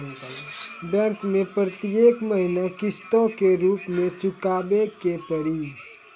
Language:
Maithili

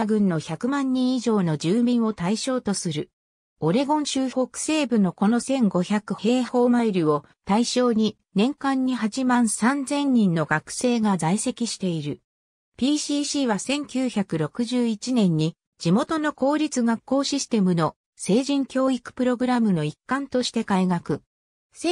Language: Japanese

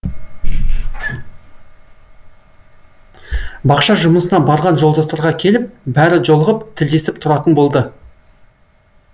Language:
Kazakh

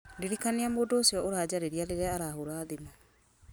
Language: Kikuyu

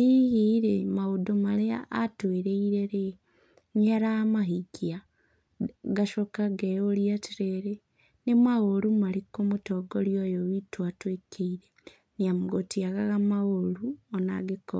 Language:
Kikuyu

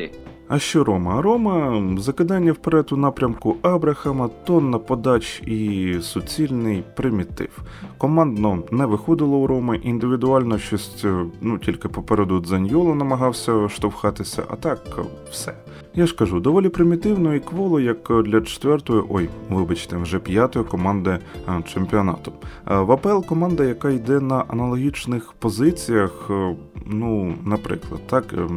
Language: Ukrainian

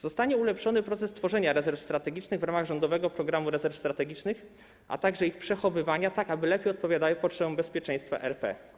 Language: Polish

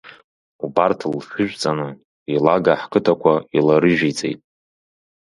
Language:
Abkhazian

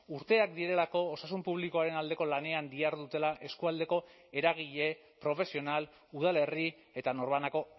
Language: Basque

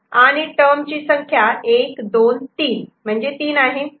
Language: Marathi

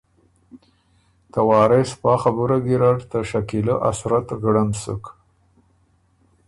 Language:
Ormuri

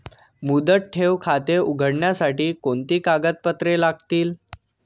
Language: Marathi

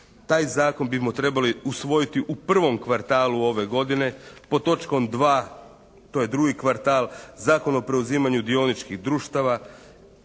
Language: Croatian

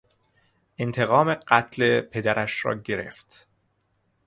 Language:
Persian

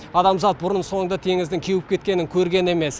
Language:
Kazakh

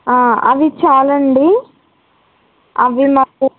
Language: Telugu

